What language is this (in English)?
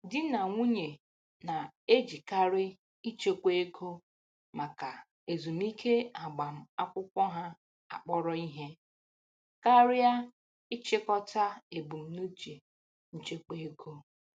Igbo